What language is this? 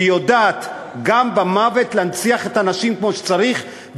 Hebrew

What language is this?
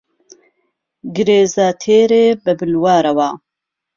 Central Kurdish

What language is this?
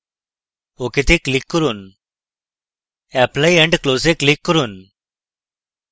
Bangla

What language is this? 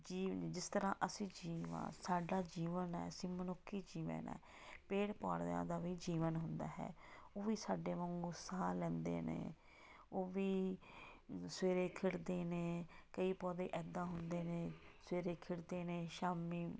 Punjabi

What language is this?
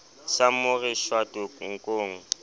Southern Sotho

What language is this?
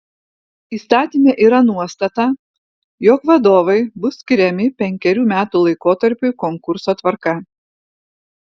Lithuanian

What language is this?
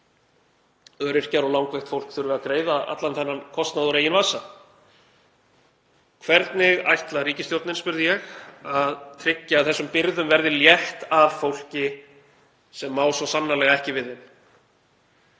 Icelandic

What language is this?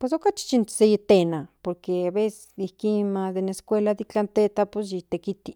Central Nahuatl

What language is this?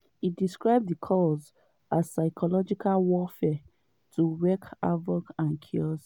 Nigerian Pidgin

